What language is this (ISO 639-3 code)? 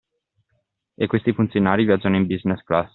ita